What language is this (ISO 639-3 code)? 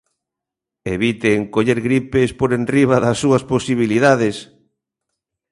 glg